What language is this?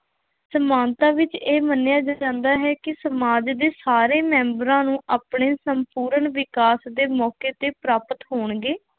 Punjabi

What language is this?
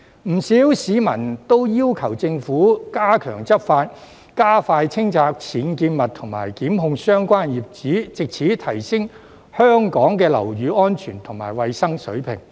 Cantonese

